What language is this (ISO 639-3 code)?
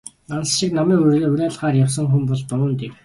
mon